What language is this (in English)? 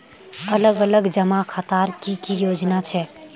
Magahi